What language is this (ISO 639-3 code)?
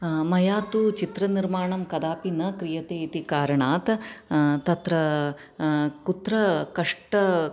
san